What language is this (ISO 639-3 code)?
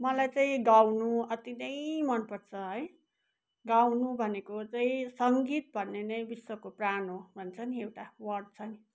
nep